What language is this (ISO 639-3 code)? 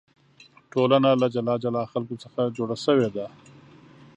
pus